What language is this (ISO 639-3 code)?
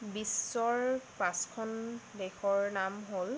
asm